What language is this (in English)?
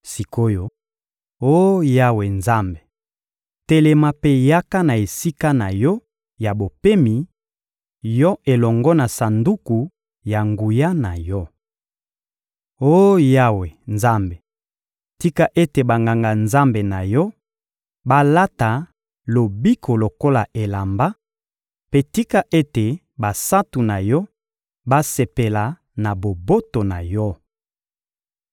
Lingala